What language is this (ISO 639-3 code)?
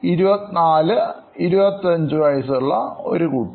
mal